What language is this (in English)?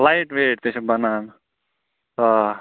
Kashmiri